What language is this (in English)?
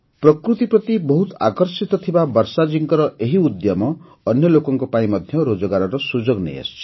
Odia